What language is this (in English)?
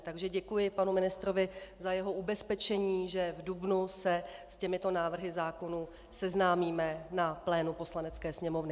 Czech